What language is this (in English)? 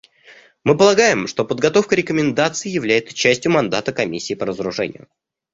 Russian